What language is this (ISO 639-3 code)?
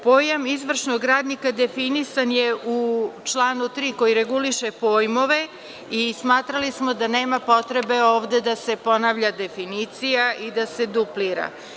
srp